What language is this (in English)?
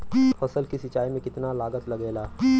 Bhojpuri